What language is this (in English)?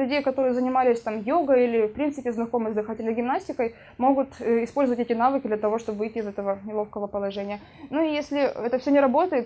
Russian